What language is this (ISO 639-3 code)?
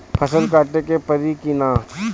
bho